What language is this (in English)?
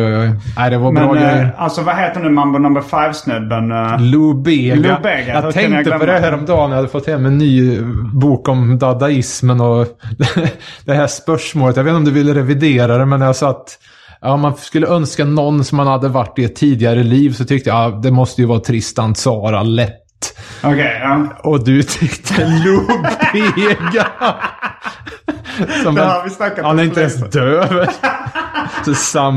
Swedish